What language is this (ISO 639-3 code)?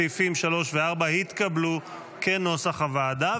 heb